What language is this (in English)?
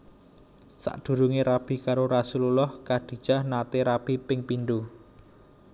Javanese